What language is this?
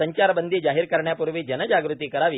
Marathi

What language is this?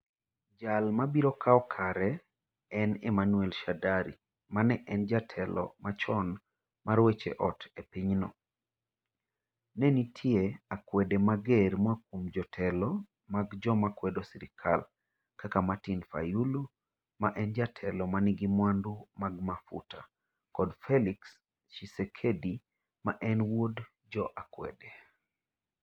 Luo (Kenya and Tanzania)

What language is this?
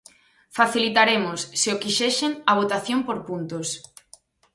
Galician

